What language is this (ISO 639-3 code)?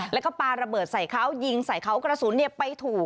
tha